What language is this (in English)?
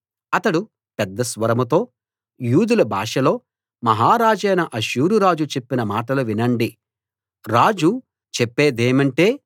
Telugu